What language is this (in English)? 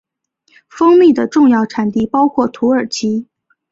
Chinese